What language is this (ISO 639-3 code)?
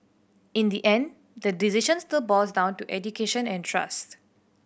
eng